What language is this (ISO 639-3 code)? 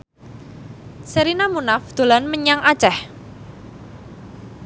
jav